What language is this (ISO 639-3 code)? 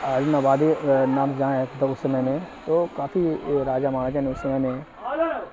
urd